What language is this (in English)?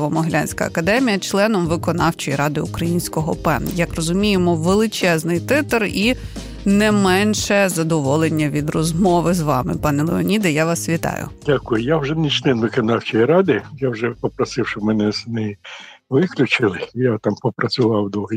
Ukrainian